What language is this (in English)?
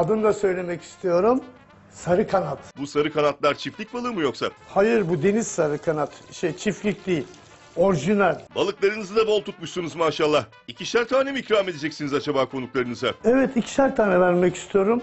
Turkish